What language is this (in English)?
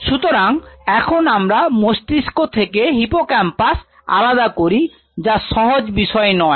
Bangla